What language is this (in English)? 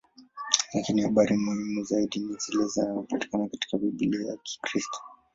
Swahili